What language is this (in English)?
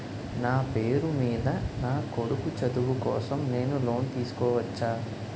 Telugu